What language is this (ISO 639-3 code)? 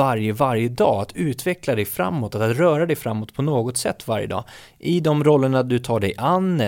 swe